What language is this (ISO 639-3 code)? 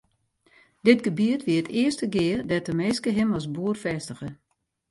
fry